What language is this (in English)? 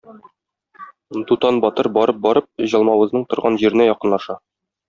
Tatar